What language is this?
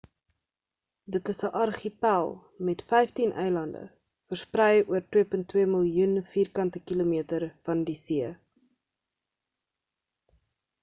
Afrikaans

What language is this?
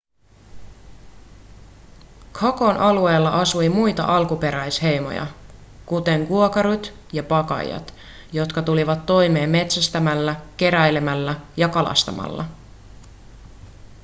Finnish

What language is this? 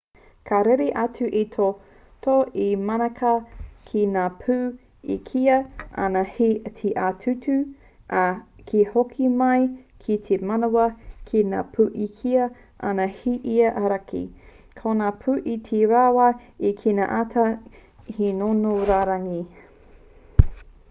Māori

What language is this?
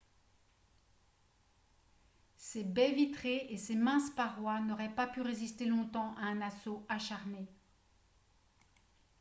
French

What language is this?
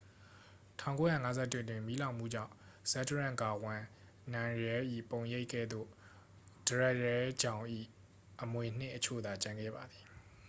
Burmese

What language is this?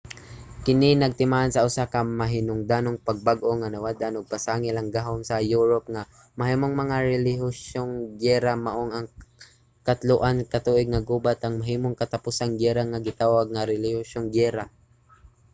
Cebuano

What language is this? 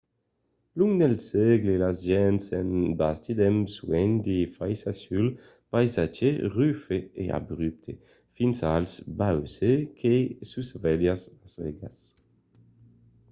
Occitan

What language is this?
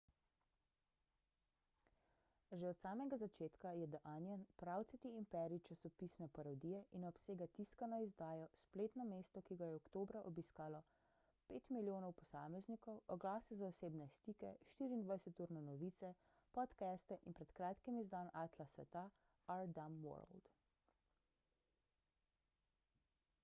Slovenian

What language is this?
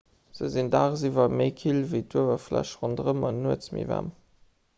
Luxembourgish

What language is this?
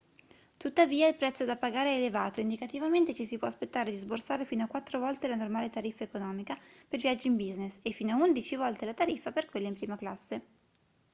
Italian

